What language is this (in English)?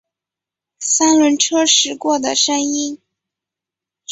Chinese